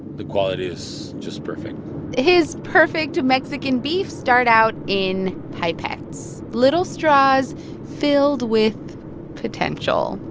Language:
English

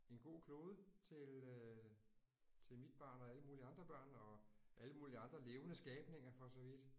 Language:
Danish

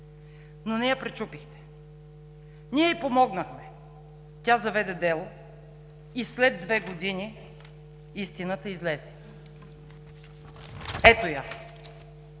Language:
Bulgarian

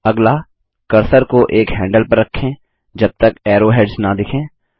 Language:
Hindi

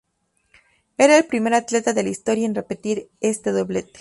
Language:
Spanish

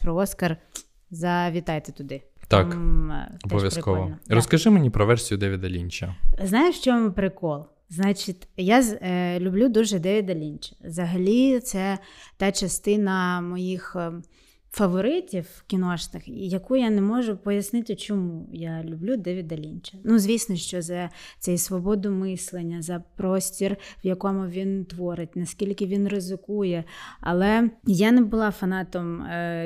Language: Ukrainian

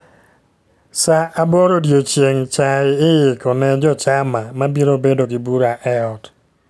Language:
Luo (Kenya and Tanzania)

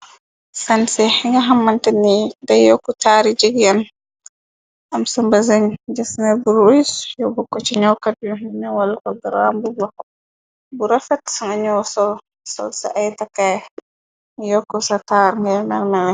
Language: Wolof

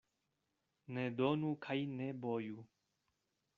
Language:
Esperanto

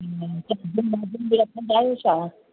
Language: Sindhi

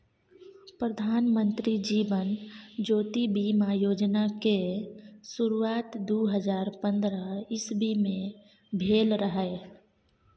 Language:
Maithili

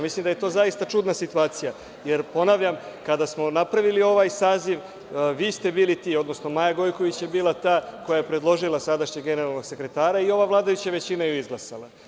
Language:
Serbian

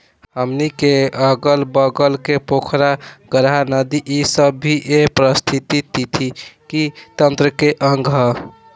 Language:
Bhojpuri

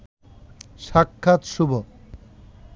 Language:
Bangla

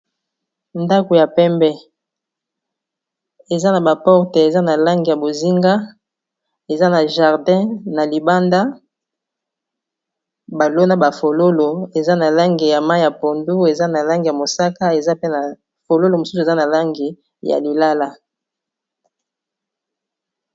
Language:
Lingala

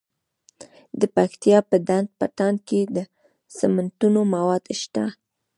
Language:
Pashto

